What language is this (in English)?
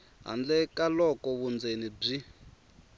Tsonga